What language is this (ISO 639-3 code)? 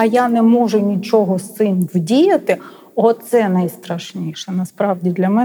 ukr